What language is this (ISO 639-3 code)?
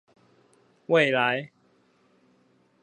zho